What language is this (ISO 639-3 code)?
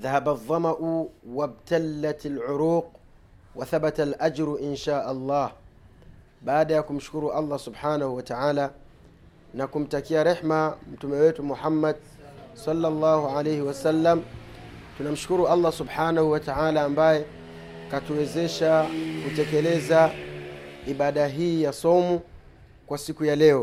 swa